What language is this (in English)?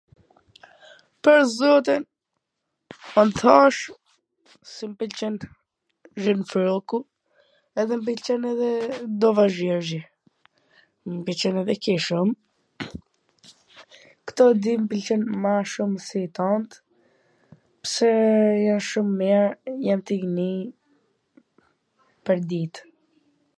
Gheg Albanian